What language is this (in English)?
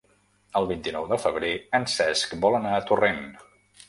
Catalan